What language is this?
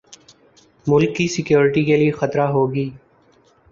Urdu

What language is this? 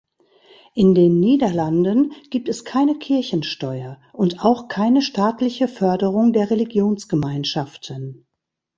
German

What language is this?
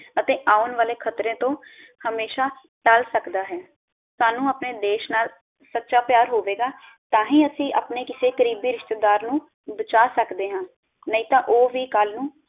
Punjabi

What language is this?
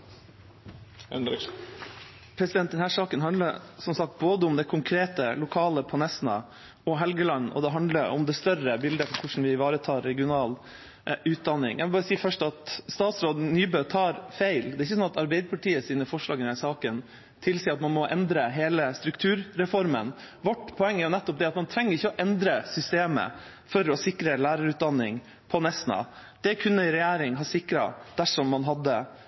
Norwegian Bokmål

